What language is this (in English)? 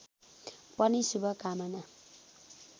Nepali